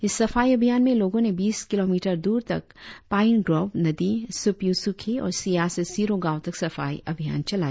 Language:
Hindi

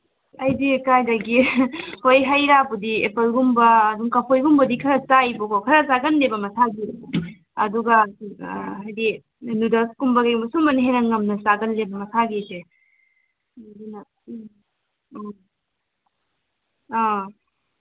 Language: Manipuri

